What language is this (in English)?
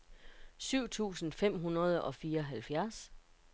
Danish